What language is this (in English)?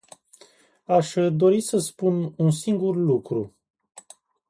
Romanian